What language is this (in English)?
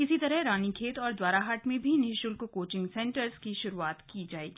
Hindi